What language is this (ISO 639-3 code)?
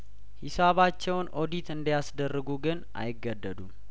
amh